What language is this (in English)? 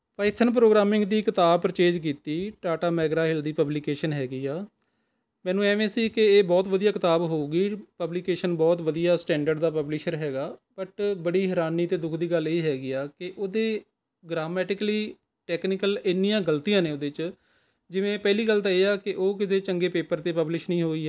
Punjabi